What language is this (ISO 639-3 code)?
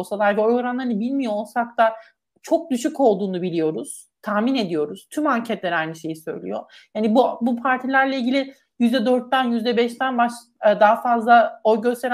tur